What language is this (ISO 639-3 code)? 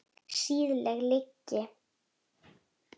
isl